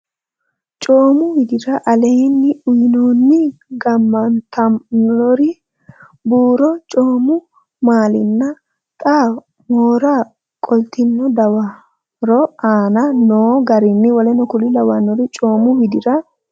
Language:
Sidamo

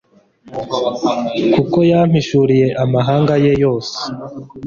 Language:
Kinyarwanda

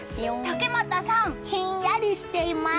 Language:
Japanese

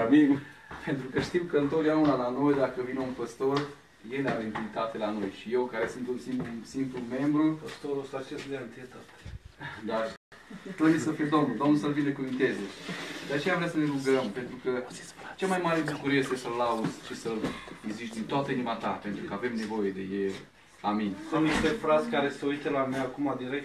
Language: Romanian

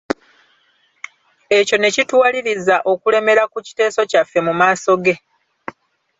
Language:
Ganda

